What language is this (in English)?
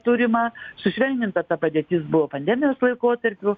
Lithuanian